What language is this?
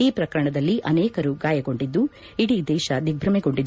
Kannada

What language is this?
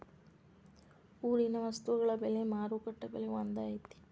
Kannada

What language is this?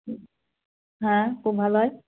Bangla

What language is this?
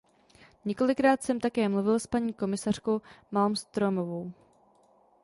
Czech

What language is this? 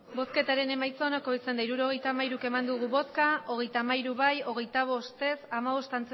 Basque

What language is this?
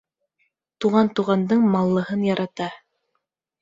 Bashkir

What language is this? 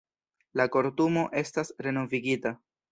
Esperanto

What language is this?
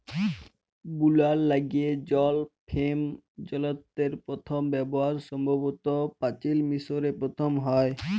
Bangla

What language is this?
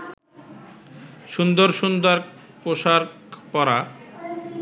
Bangla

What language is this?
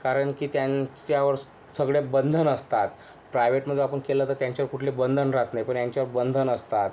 Marathi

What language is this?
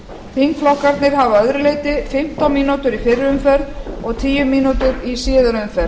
Icelandic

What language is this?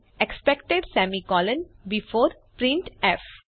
Gujarati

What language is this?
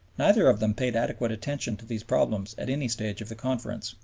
English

